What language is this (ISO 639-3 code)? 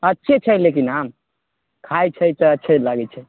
mai